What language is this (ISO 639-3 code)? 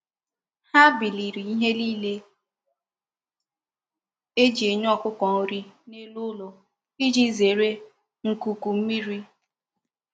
ibo